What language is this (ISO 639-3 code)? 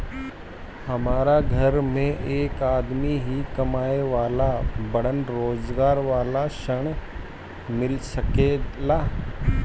bho